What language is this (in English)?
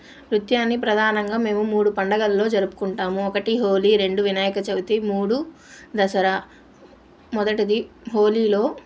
Telugu